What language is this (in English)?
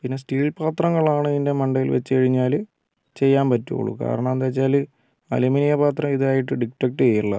Malayalam